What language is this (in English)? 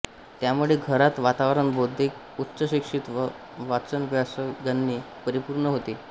Marathi